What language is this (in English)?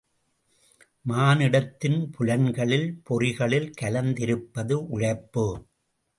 Tamil